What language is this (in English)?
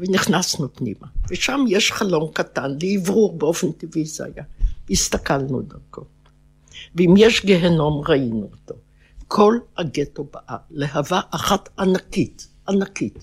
Hebrew